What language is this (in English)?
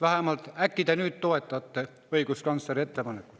Estonian